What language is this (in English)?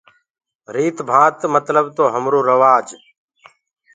Gurgula